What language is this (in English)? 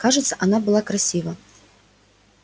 Russian